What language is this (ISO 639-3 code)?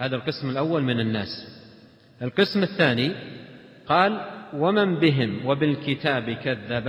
ara